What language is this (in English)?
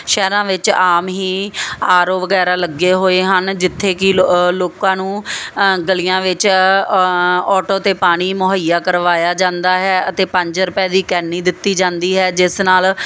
Punjabi